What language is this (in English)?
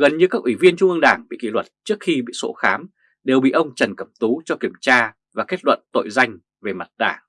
Vietnamese